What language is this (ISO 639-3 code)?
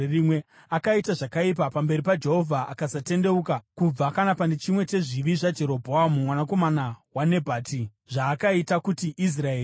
sna